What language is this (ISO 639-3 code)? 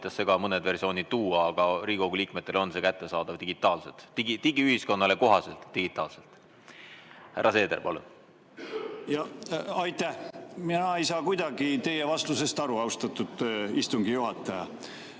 est